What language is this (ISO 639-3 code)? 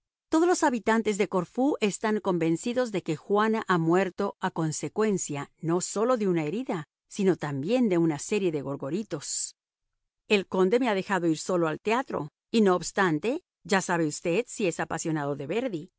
spa